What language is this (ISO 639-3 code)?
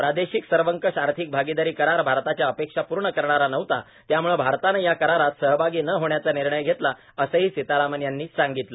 mar